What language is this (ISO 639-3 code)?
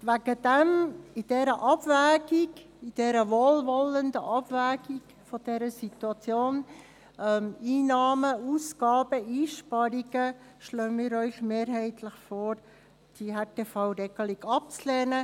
gsw